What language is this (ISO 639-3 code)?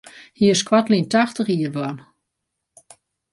fry